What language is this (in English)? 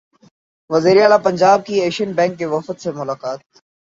Urdu